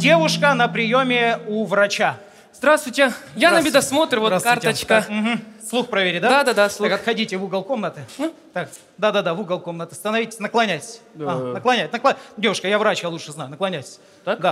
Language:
Russian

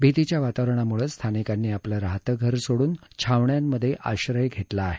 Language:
Marathi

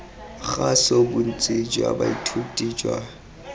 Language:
Tswana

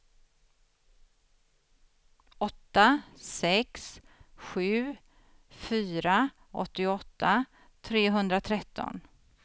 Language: Swedish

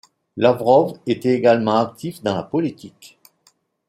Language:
French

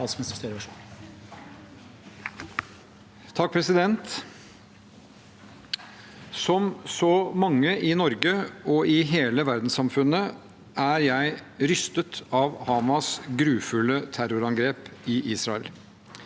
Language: Norwegian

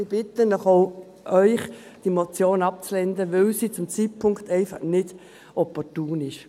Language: Swiss German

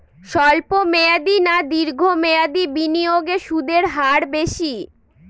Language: Bangla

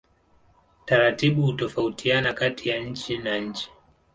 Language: Swahili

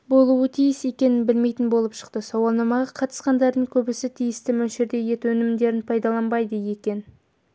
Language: Kazakh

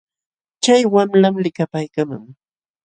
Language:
Jauja Wanca Quechua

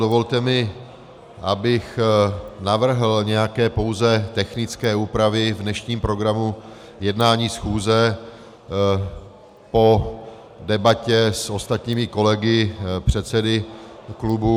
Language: Czech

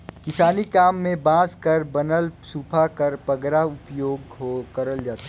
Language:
Chhattisgarhi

